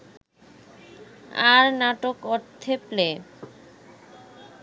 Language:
Bangla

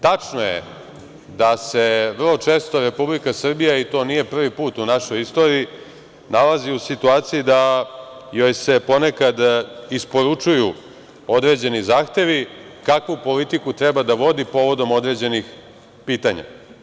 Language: Serbian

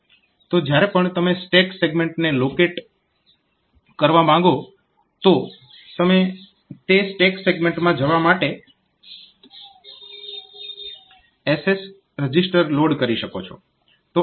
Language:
Gujarati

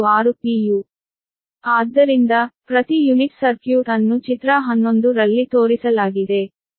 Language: Kannada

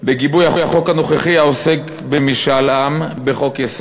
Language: Hebrew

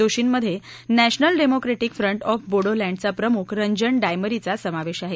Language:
Marathi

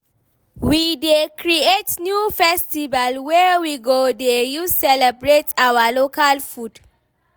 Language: Nigerian Pidgin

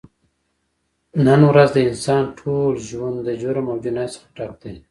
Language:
Pashto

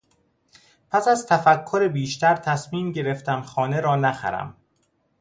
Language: Persian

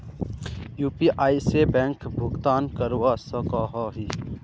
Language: Magahi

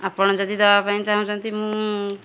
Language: Odia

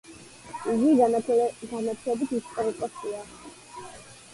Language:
Georgian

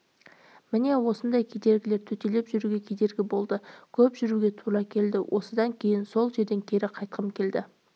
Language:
Kazakh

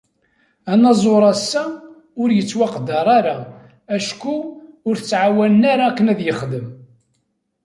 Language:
Kabyle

